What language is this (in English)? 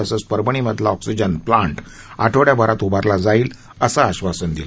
Marathi